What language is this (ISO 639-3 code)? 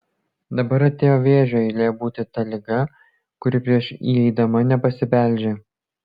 lit